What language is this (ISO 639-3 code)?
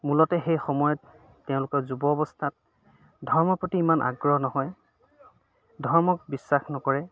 asm